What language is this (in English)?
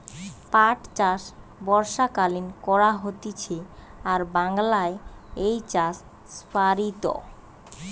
Bangla